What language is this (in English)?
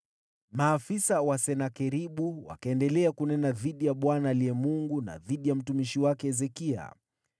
Swahili